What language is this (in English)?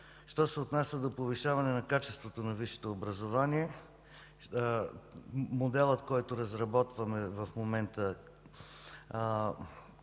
Bulgarian